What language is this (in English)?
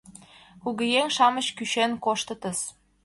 Mari